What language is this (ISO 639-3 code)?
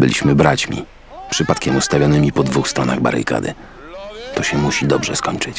pol